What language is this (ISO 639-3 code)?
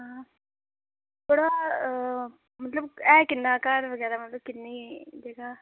doi